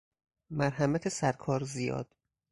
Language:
Persian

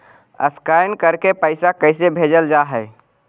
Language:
Magahi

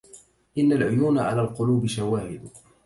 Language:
Arabic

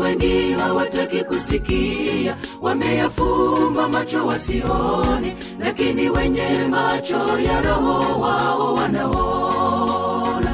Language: Swahili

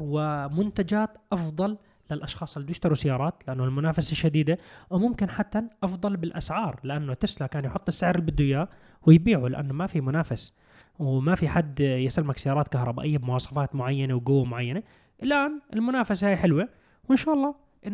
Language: Arabic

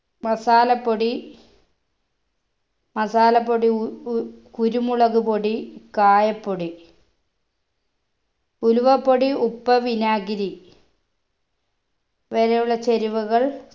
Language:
Malayalam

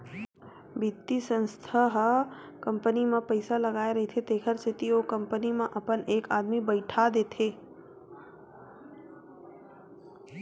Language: Chhattisgarhi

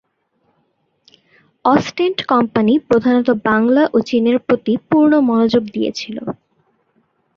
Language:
Bangla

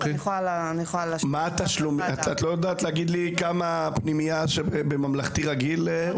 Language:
Hebrew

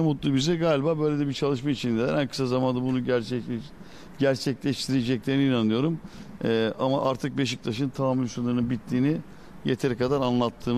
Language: Turkish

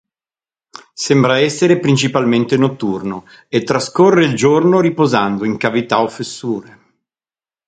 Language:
Italian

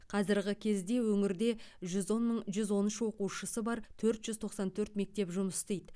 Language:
Kazakh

